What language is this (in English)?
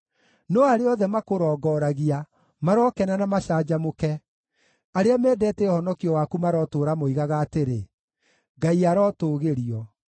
Kikuyu